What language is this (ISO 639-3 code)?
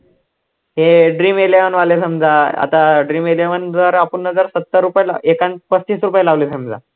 mar